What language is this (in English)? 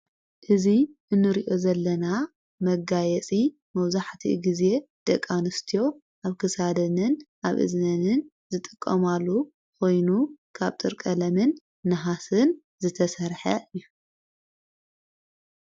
Tigrinya